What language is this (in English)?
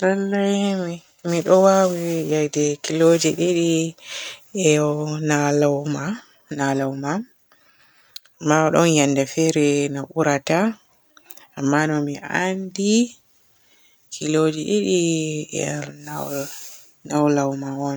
Borgu Fulfulde